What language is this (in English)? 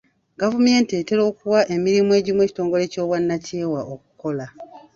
Ganda